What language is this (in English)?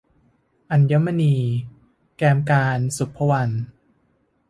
Thai